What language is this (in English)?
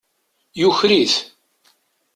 Kabyle